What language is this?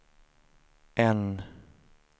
Swedish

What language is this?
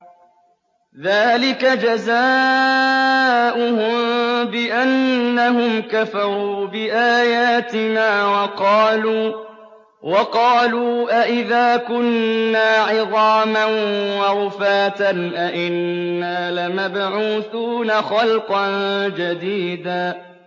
Arabic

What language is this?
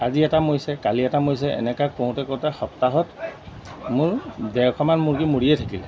Assamese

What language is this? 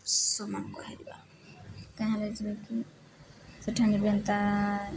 Odia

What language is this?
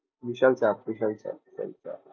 Bangla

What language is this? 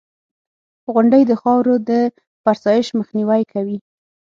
Pashto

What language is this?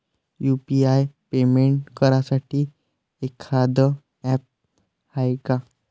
Marathi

